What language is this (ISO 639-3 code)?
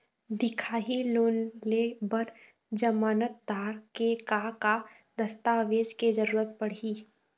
hne